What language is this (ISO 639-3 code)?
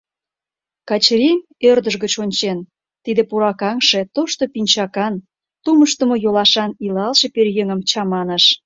chm